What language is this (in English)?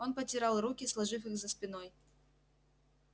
Russian